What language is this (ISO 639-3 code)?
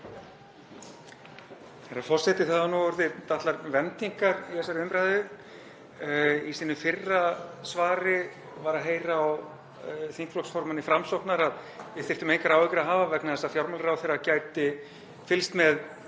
isl